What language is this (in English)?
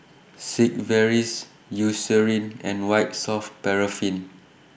English